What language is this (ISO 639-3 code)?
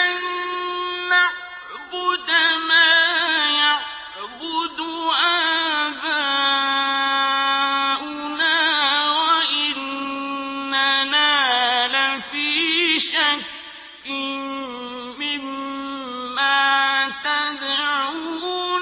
ara